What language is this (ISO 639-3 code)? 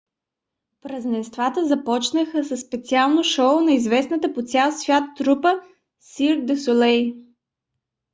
bul